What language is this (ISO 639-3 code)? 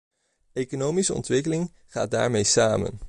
nld